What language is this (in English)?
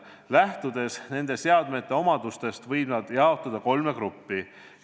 Estonian